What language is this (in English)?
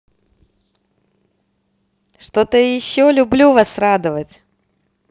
Russian